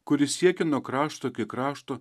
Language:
Lithuanian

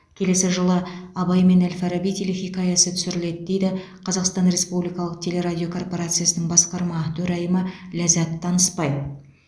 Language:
Kazakh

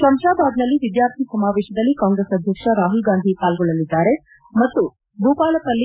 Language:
Kannada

